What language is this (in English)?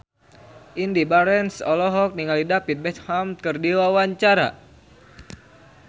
Sundanese